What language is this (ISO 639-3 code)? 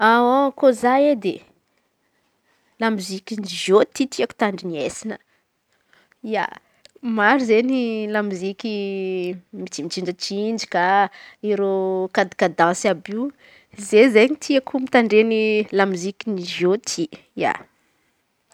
xmv